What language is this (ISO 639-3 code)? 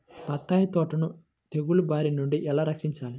tel